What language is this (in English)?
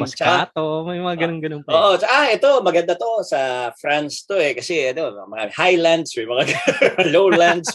Filipino